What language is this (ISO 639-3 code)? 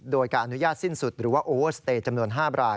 tha